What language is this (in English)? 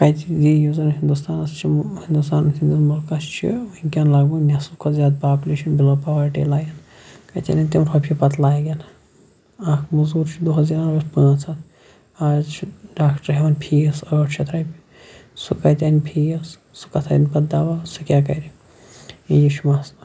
Kashmiri